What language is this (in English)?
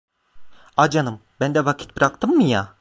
Turkish